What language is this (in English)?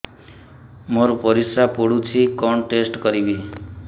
Odia